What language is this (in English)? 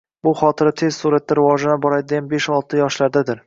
Uzbek